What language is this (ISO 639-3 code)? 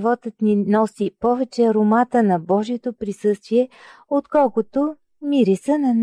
bul